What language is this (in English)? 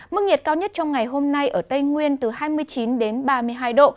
Vietnamese